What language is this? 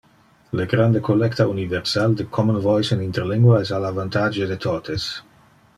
Interlingua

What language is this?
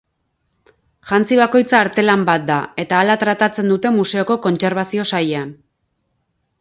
Basque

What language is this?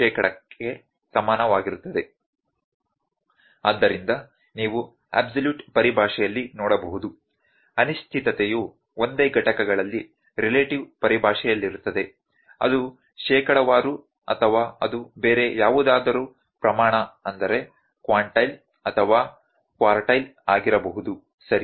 Kannada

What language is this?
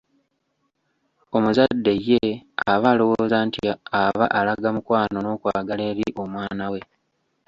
Ganda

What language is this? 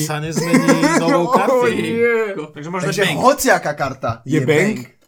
Slovak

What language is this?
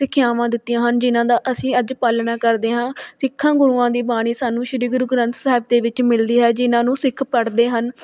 Punjabi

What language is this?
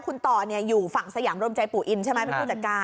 Thai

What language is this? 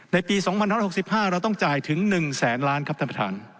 Thai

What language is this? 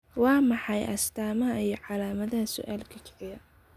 Somali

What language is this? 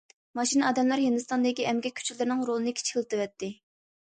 Uyghur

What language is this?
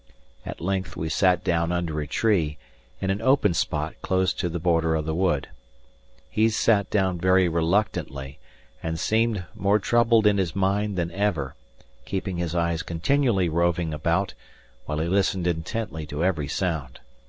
English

